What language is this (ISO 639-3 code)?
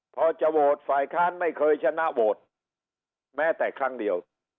tha